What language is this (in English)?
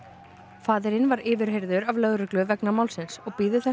Icelandic